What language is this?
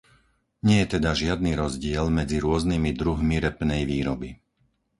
Slovak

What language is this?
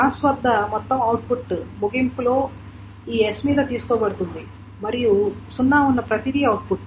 Telugu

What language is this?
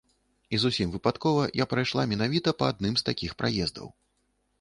Belarusian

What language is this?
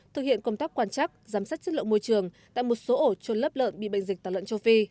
Vietnamese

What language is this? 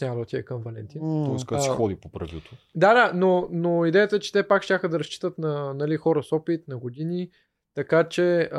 Bulgarian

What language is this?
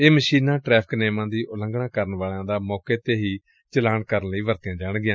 Punjabi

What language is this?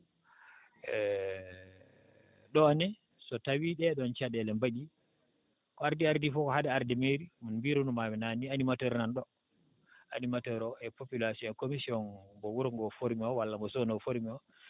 Fula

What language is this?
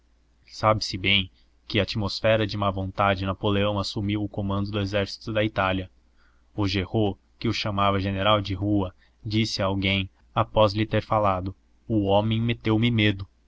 Portuguese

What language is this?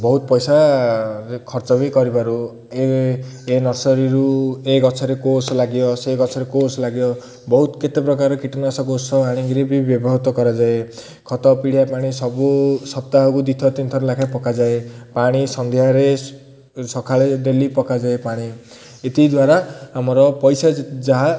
Odia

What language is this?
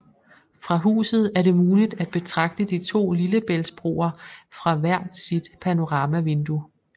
Danish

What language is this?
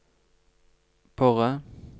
Norwegian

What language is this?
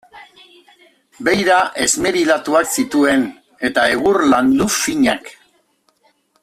Basque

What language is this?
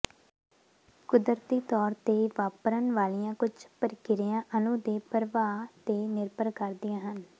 Punjabi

